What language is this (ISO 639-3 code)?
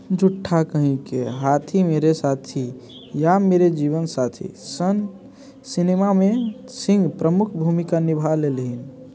mai